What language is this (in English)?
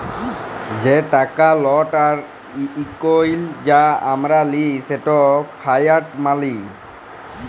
Bangla